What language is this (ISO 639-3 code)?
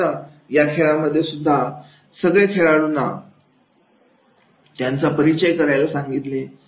mar